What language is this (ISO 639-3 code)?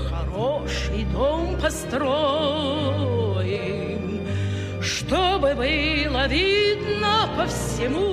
rus